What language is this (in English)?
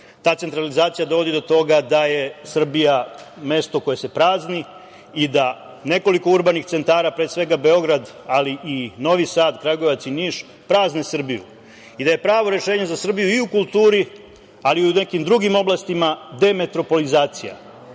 Serbian